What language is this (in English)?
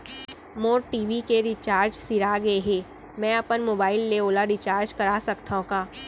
Chhattisgarhi